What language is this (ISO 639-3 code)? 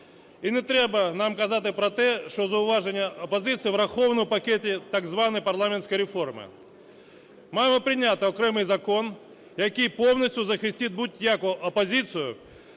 ukr